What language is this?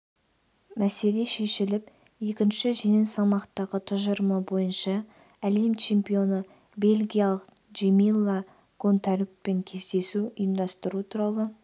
Kazakh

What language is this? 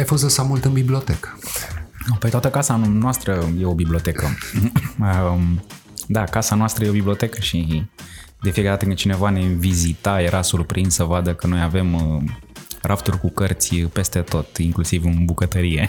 Romanian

